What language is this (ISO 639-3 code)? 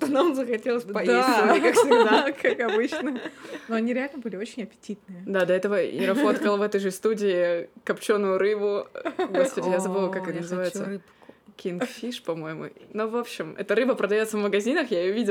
rus